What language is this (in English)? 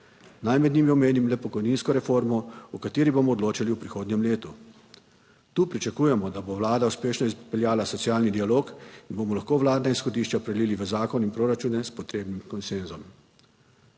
Slovenian